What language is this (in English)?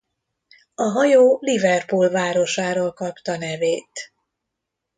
Hungarian